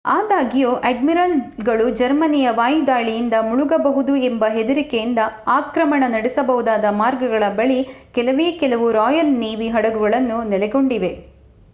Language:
Kannada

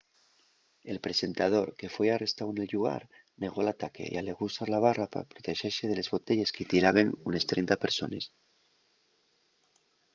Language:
Asturian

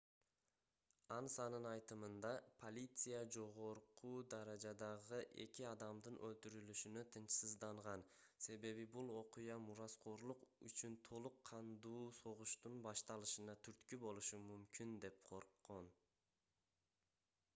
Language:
Kyrgyz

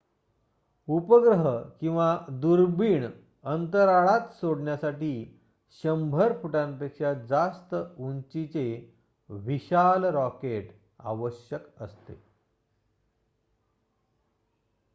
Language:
Marathi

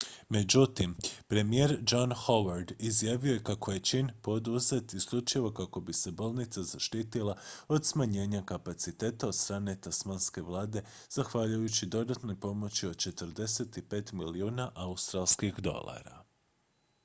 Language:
Croatian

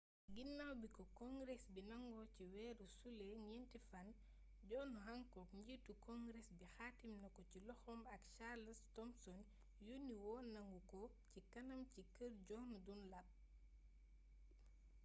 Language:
Wolof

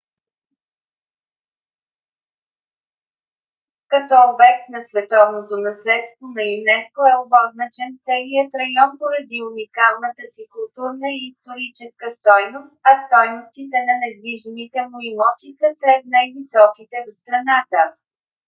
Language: Bulgarian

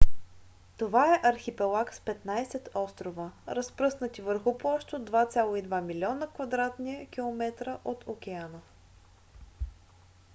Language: Bulgarian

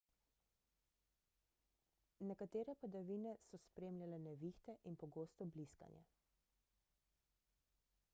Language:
Slovenian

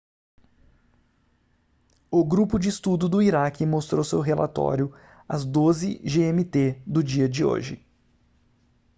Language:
Portuguese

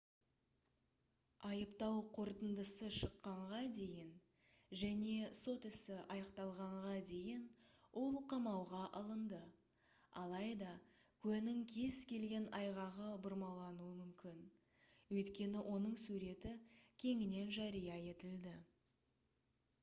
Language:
Kazakh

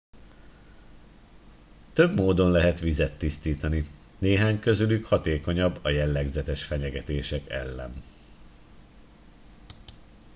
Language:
Hungarian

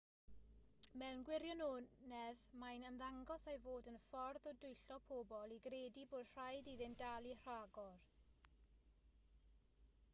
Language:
Welsh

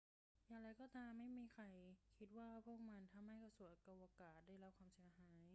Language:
Thai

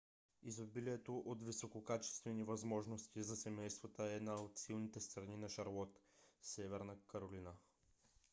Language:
Bulgarian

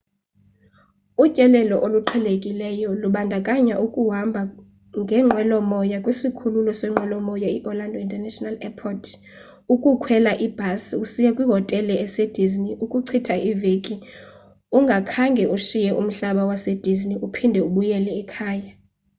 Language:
Xhosa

